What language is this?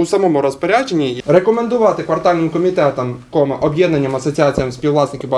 Ukrainian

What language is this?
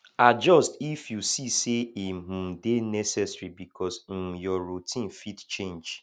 Nigerian Pidgin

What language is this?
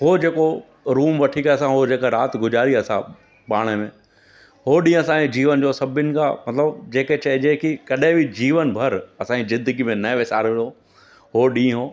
Sindhi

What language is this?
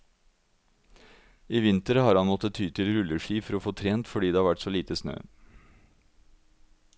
Norwegian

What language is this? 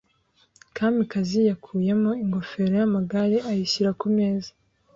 Kinyarwanda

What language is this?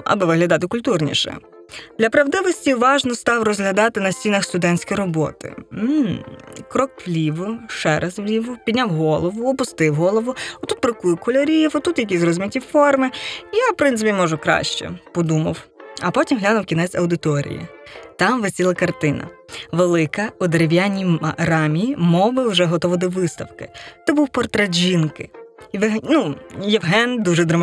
Ukrainian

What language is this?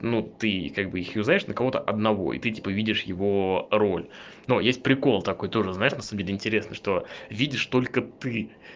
Russian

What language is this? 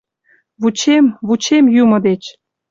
Mari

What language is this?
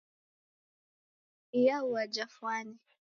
Taita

